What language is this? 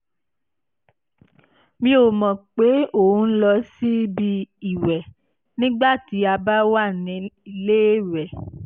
Yoruba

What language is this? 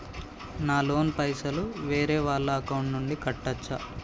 Telugu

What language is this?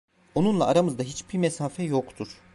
Turkish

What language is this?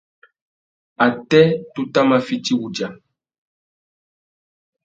Tuki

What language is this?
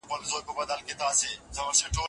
Pashto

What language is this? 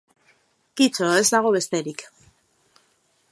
Basque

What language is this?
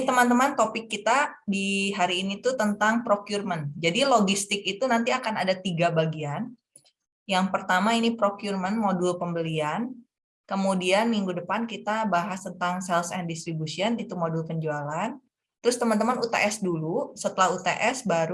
Indonesian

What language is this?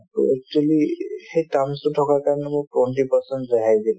Assamese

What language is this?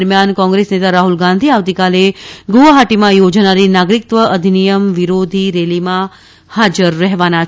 Gujarati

